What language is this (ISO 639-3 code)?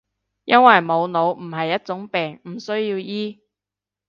yue